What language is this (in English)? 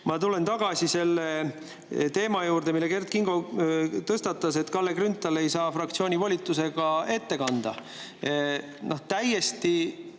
Estonian